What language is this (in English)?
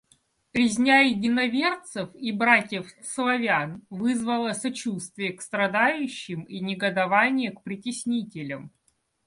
Russian